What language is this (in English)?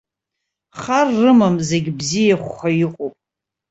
Abkhazian